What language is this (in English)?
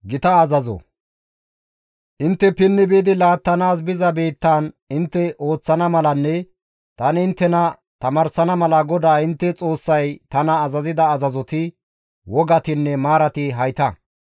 Gamo